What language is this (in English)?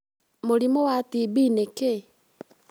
Kikuyu